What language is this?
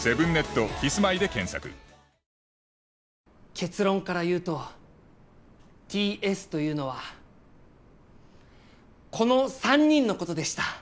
Japanese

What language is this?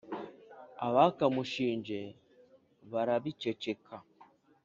Kinyarwanda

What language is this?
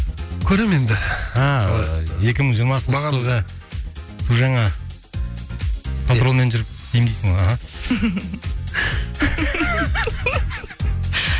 Kazakh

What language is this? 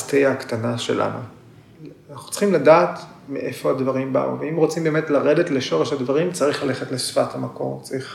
Hebrew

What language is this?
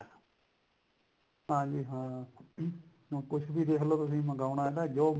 Punjabi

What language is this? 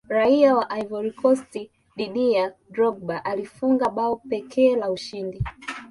Swahili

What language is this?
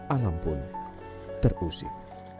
Indonesian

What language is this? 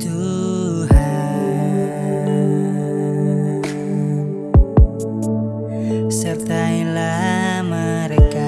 Indonesian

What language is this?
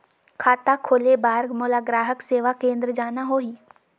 Chhattisgarhi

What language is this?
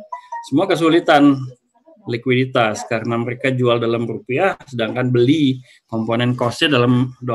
Indonesian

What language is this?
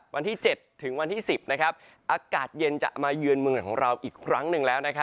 Thai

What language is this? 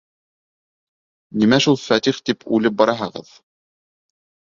Bashkir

